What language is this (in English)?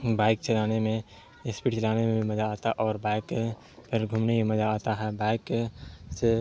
Urdu